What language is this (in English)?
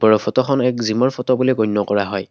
Assamese